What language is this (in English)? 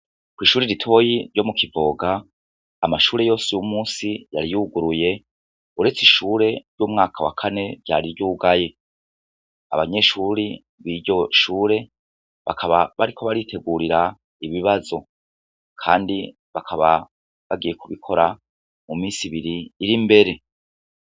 Rundi